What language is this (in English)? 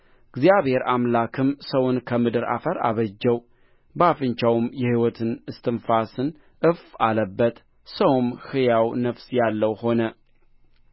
Amharic